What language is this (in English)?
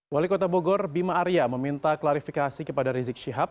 Indonesian